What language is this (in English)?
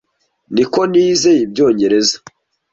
Kinyarwanda